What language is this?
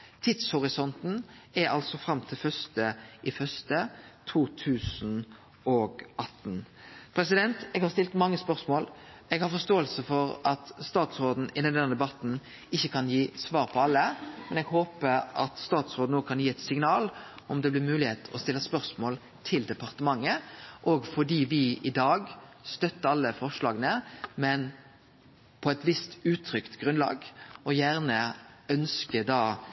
Norwegian Nynorsk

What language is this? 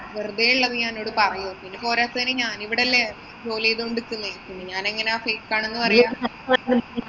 Malayalam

